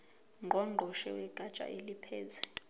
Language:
Zulu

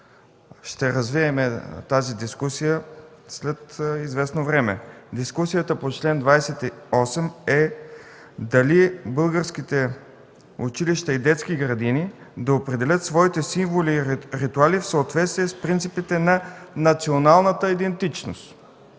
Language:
Bulgarian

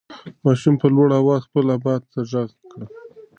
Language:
Pashto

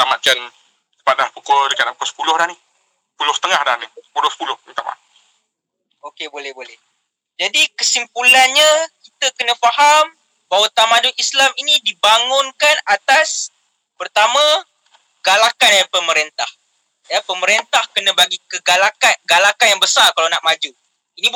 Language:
Malay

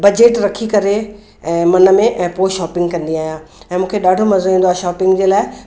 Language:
Sindhi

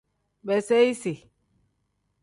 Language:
Tem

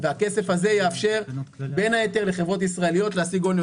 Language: Hebrew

